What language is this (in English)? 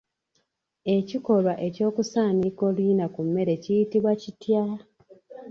Ganda